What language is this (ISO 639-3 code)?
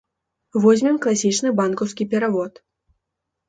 bel